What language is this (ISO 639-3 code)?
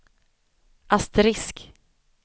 swe